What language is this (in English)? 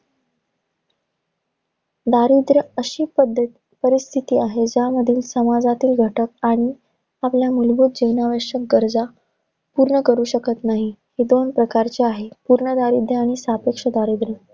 Marathi